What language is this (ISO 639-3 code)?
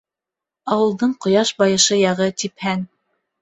bak